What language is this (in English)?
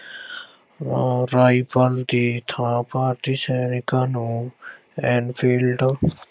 Punjabi